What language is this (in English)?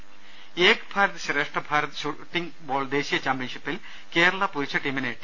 Malayalam